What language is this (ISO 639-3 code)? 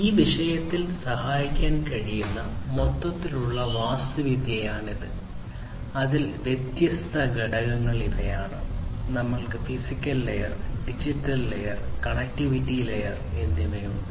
mal